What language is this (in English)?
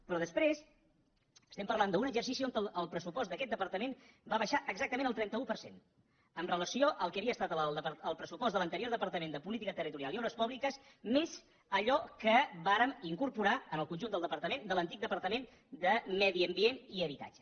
Catalan